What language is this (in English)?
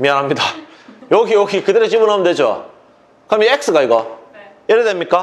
Korean